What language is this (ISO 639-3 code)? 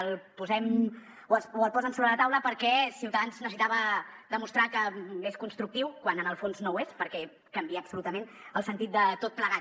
cat